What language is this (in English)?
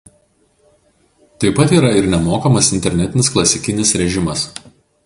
Lithuanian